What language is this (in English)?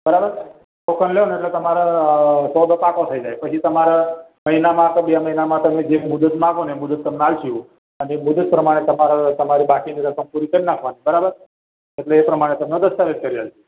Gujarati